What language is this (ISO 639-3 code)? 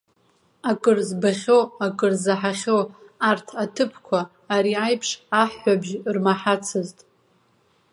abk